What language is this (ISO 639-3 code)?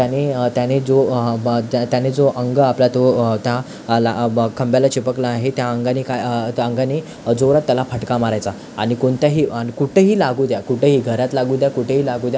mar